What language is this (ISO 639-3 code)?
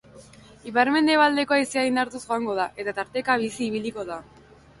eus